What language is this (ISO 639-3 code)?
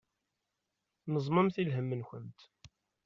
kab